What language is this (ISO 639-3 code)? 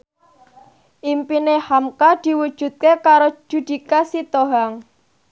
jav